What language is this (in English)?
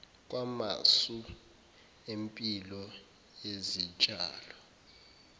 Zulu